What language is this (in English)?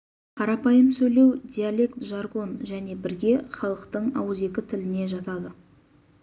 Kazakh